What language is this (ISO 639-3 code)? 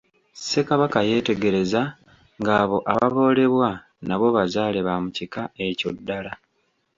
lug